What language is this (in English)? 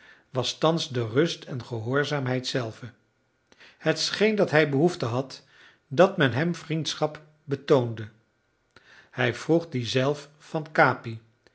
Dutch